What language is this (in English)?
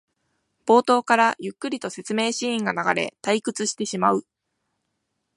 Japanese